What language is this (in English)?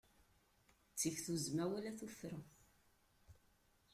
Kabyle